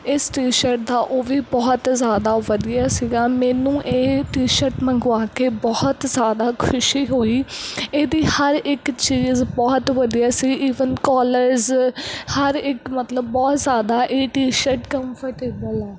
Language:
Punjabi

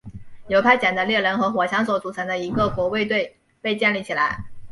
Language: Chinese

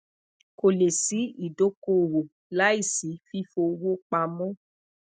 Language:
Yoruba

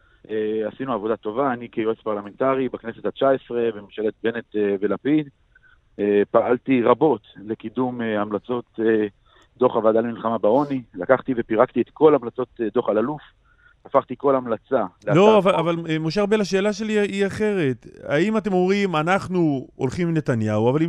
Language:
Hebrew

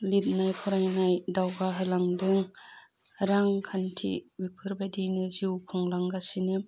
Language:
Bodo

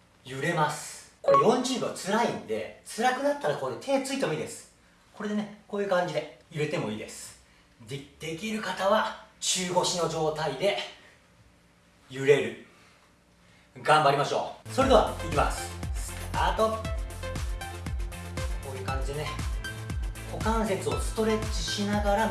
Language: Japanese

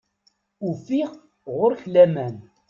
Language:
Kabyle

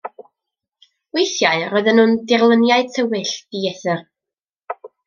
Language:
Welsh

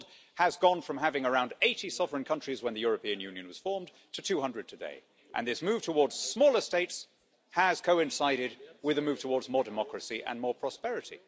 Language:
English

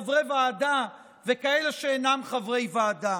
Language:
Hebrew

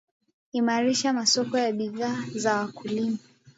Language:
Swahili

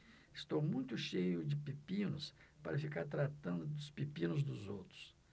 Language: Portuguese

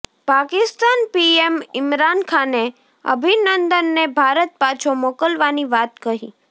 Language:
Gujarati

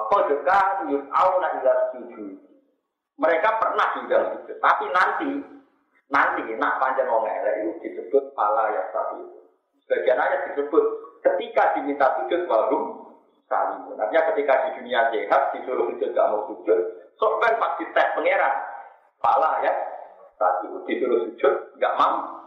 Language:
Indonesian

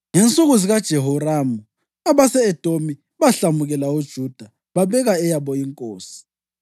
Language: North Ndebele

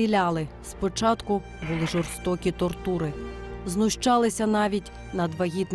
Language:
Ukrainian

